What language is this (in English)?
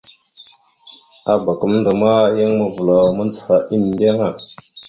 Mada (Cameroon)